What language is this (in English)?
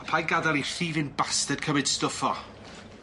Welsh